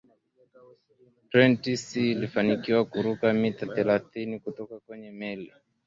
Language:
Swahili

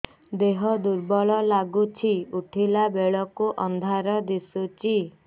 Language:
Odia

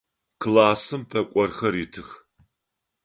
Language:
Adyghe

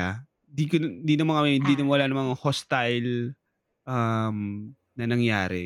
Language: Filipino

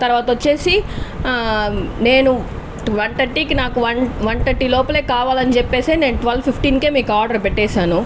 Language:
Telugu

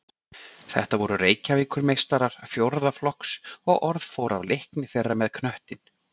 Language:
Icelandic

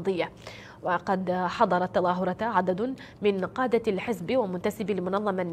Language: Arabic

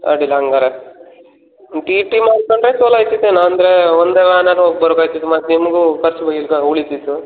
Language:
Kannada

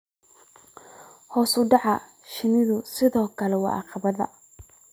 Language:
Somali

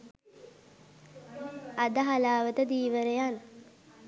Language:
Sinhala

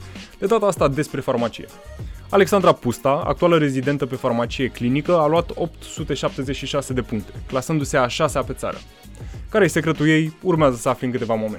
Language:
Romanian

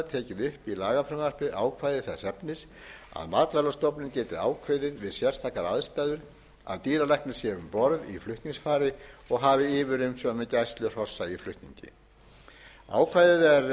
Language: Icelandic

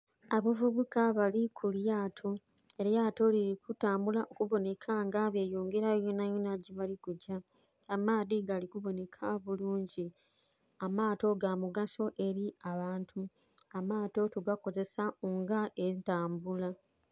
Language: Soga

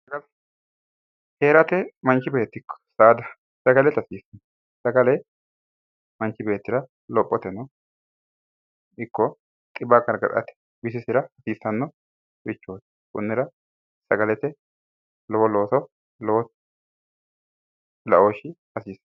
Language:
Sidamo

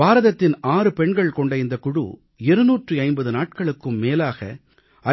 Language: Tamil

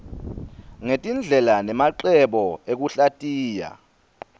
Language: Swati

